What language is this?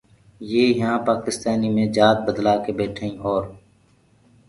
Gurgula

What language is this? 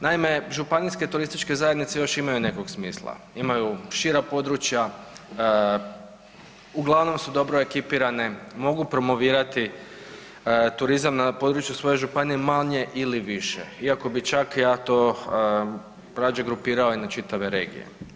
Croatian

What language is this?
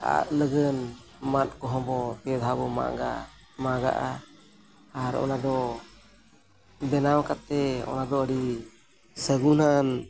Santali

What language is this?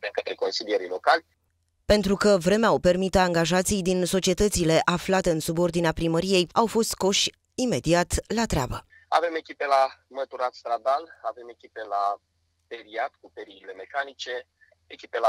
Romanian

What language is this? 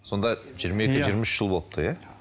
Kazakh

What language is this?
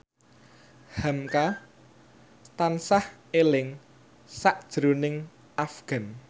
Javanese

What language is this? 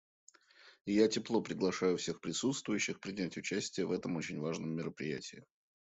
Russian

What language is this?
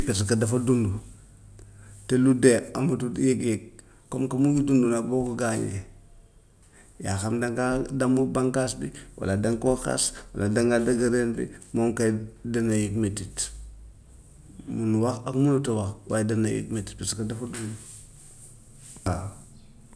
Gambian Wolof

